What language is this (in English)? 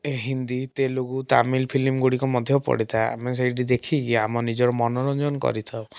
Odia